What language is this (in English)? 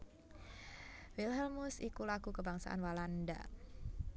Javanese